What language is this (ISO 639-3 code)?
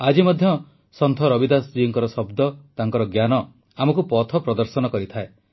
ori